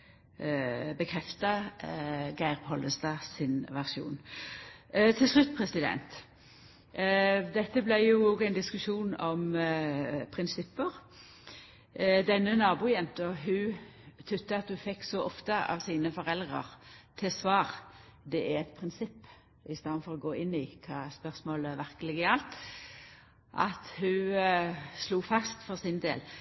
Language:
Norwegian Nynorsk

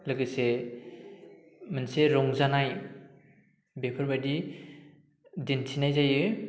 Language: Bodo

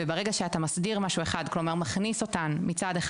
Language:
Hebrew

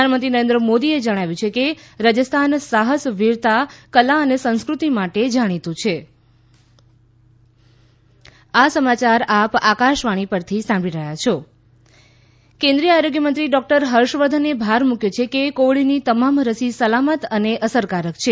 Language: Gujarati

